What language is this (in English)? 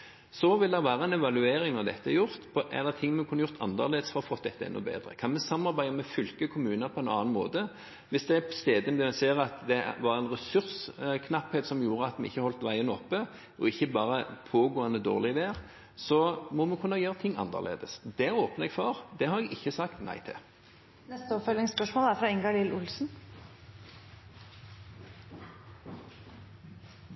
Norwegian Bokmål